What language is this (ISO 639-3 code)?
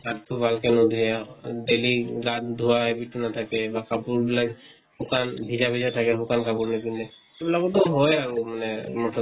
asm